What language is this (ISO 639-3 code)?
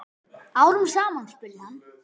isl